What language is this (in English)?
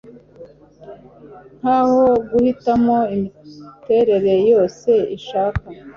Kinyarwanda